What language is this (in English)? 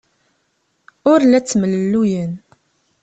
Kabyle